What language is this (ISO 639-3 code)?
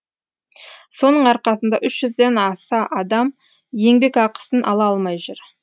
kaz